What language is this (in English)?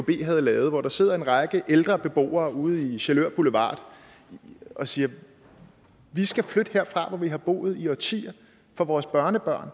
Danish